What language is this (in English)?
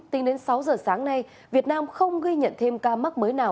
Vietnamese